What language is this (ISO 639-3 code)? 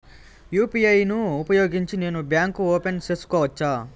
tel